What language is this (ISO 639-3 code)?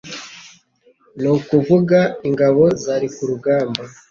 kin